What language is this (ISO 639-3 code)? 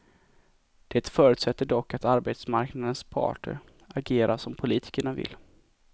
swe